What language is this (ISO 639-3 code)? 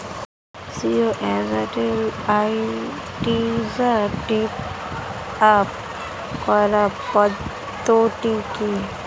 ben